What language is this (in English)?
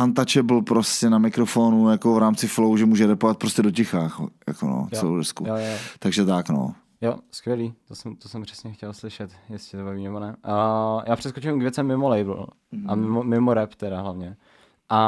Czech